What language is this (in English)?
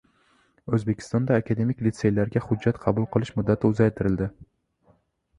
Uzbek